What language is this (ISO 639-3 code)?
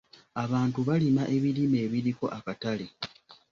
lug